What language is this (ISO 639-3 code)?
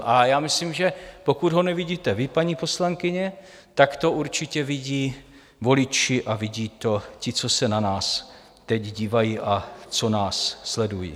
ces